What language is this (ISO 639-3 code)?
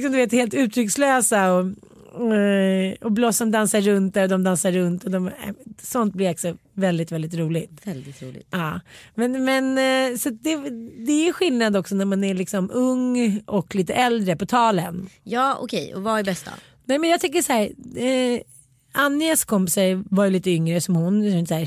swe